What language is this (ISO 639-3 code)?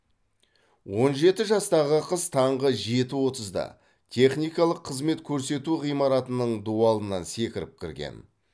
kaz